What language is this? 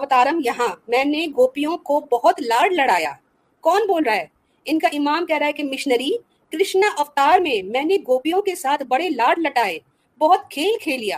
Urdu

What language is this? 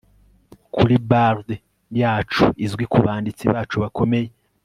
Kinyarwanda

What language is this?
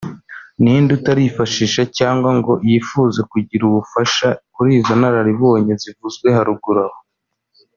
Kinyarwanda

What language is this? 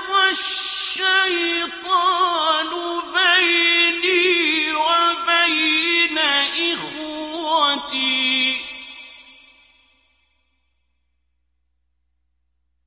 Arabic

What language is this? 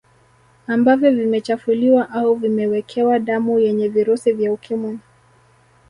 Swahili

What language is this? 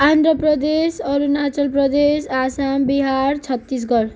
Nepali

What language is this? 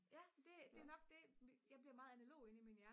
Danish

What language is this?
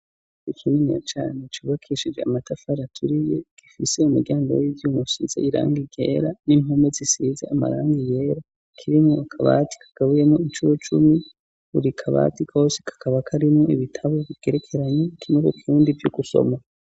Rundi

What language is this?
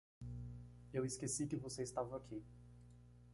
Portuguese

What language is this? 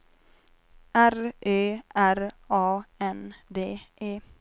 Swedish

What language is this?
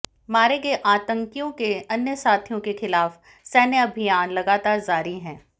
Hindi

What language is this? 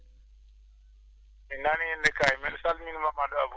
Fula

